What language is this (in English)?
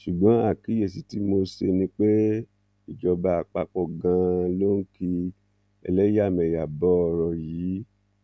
Yoruba